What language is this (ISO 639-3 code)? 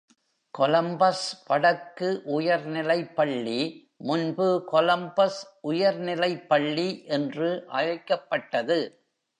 tam